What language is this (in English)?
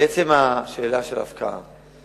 Hebrew